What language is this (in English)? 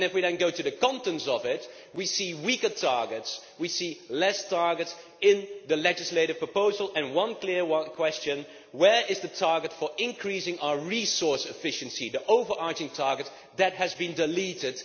English